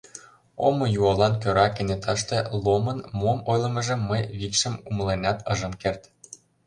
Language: Mari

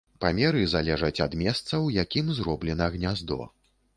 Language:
Belarusian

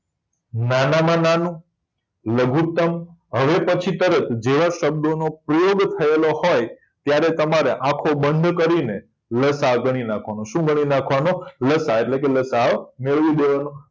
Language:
Gujarati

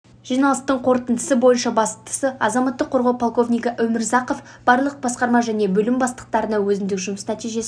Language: Kazakh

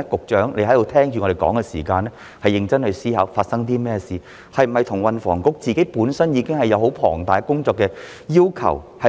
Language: Cantonese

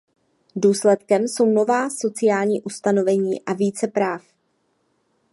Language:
Czech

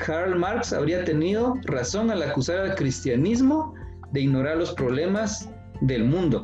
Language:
Spanish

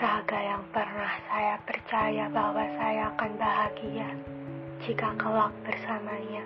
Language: Indonesian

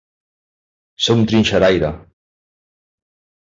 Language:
Catalan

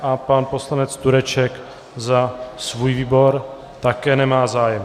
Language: Czech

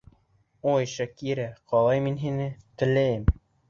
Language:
Bashkir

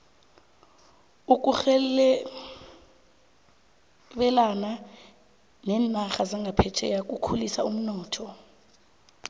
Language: South Ndebele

